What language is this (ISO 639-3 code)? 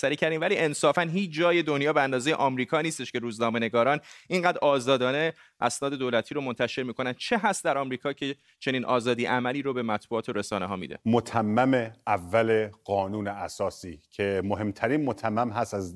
fas